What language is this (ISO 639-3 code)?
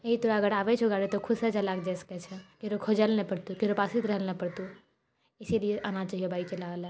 mai